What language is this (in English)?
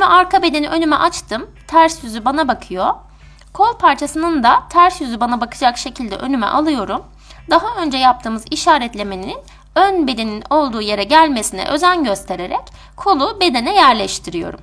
Turkish